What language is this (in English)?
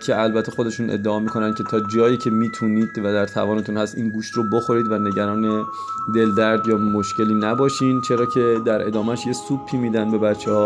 Persian